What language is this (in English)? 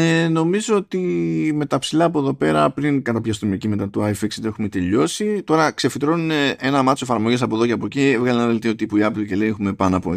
Greek